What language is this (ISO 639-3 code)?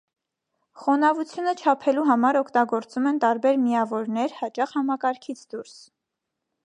hye